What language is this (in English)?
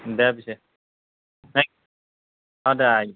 Assamese